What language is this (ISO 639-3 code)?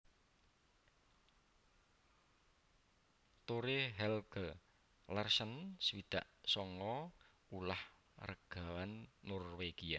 jav